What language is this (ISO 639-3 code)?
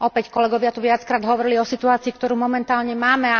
slk